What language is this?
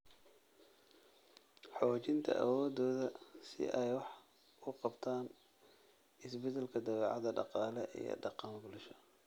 Somali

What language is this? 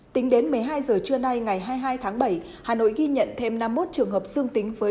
Vietnamese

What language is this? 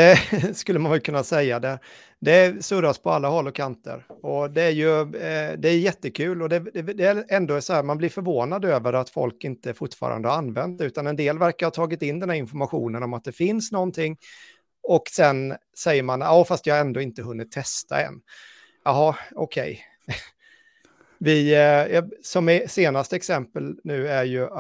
Swedish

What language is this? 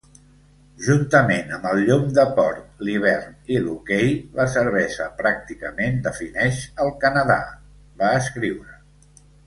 Catalan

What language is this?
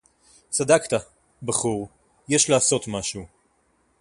Hebrew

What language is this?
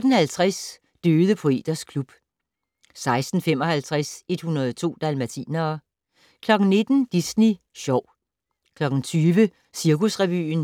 Danish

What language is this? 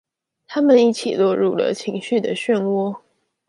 Chinese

